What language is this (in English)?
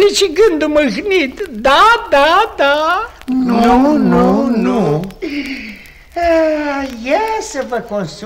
Romanian